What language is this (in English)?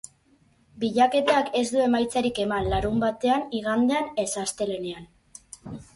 Basque